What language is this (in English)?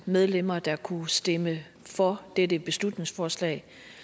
Danish